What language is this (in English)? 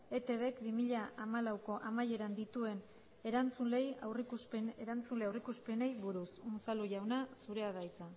Basque